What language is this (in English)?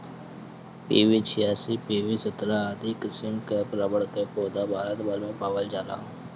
Bhojpuri